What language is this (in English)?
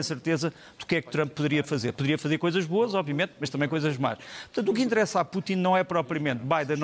Portuguese